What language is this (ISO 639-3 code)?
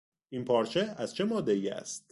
fas